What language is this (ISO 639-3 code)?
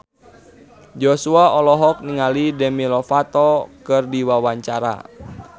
sun